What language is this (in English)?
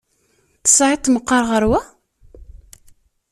Kabyle